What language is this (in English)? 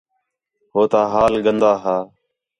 Khetrani